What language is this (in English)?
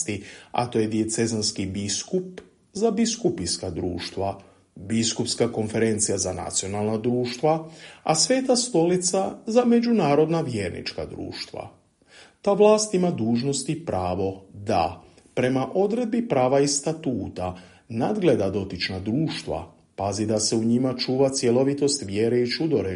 Croatian